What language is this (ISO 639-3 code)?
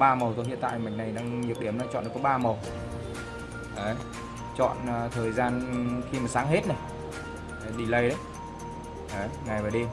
vie